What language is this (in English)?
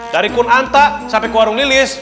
Indonesian